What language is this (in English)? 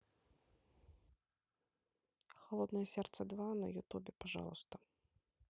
Russian